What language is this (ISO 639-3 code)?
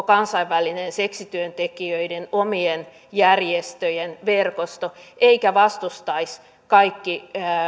fin